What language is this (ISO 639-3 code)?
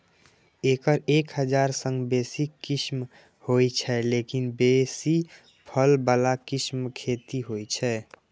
mai